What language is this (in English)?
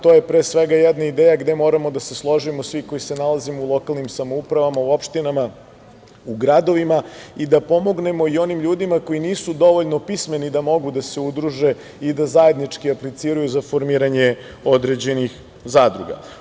Serbian